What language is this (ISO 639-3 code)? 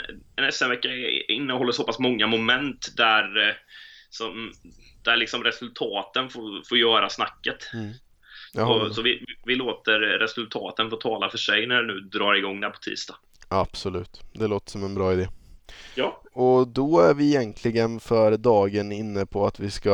swe